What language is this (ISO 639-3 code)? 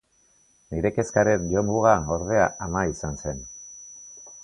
eus